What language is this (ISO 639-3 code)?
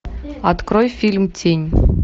rus